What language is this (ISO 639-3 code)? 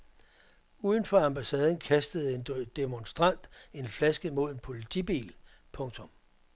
dan